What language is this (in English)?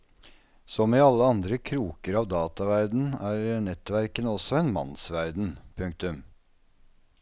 Norwegian